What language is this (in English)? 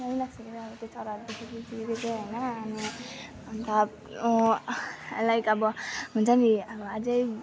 Nepali